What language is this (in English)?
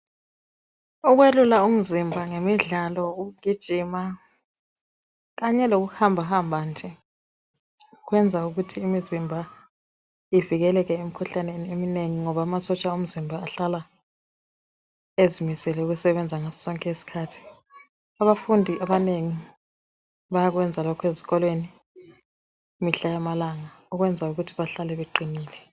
North Ndebele